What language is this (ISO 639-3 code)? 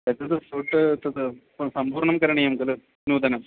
san